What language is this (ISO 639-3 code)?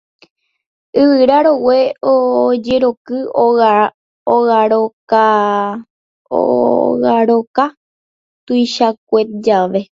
grn